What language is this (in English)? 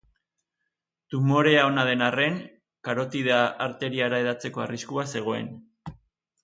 Basque